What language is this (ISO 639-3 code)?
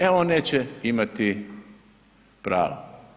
hrv